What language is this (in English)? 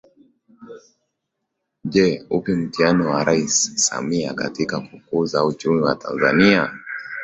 Swahili